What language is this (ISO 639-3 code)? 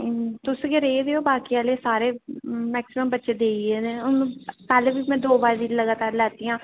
doi